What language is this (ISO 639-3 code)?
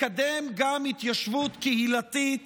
heb